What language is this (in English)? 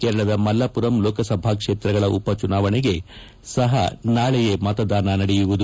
Kannada